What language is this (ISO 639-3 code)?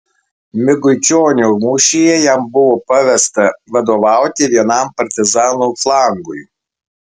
lit